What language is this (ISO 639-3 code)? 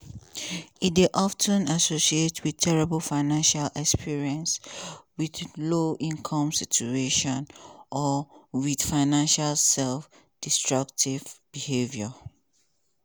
pcm